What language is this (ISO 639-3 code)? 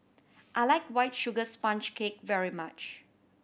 eng